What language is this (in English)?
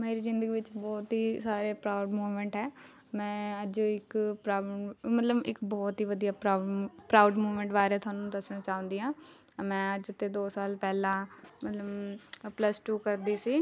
Punjabi